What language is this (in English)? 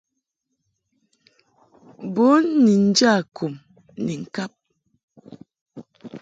Mungaka